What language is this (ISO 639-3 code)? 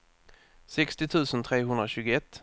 swe